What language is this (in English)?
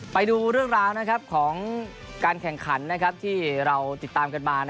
Thai